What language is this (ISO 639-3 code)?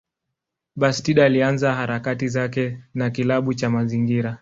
swa